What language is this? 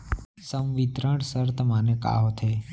Chhattisgarhi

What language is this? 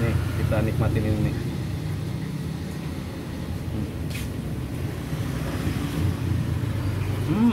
Indonesian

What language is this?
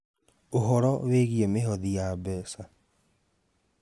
Kikuyu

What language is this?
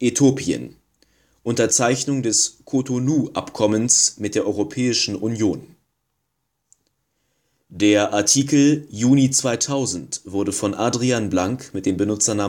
German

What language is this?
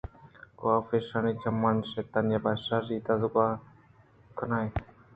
Eastern Balochi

